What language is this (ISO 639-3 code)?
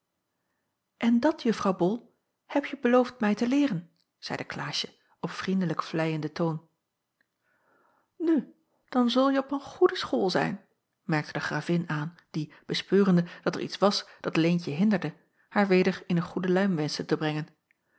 nld